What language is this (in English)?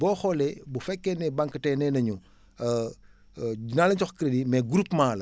Wolof